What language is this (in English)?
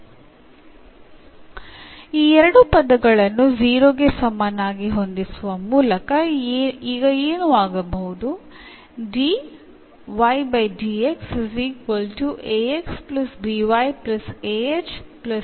Malayalam